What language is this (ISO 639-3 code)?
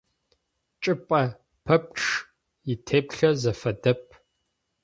ady